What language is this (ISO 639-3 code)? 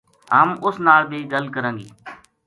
gju